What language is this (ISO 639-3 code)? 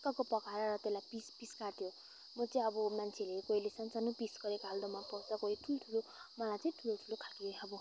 nep